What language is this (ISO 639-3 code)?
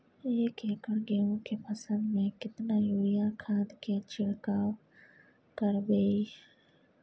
mai